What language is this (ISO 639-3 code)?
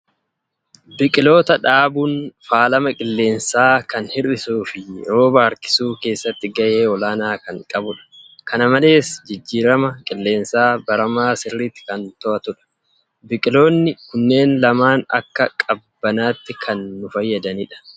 orm